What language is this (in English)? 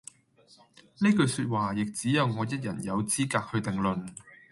Cantonese